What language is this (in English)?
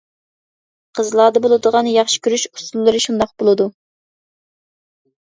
Uyghur